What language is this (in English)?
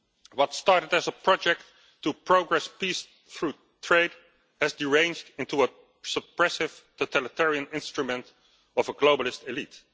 English